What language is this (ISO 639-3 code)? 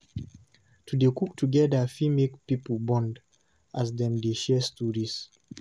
pcm